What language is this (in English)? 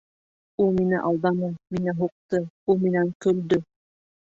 Bashkir